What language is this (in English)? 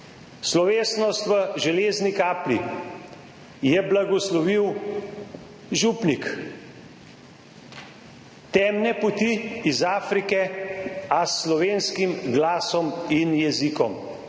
Slovenian